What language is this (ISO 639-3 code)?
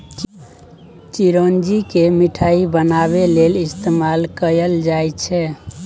mai